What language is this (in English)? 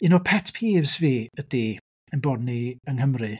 Welsh